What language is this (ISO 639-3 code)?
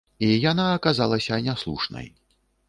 bel